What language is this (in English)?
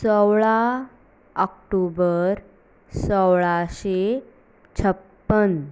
Konkani